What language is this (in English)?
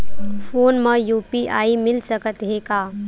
Chhattisgarhi